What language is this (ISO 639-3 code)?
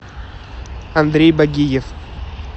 rus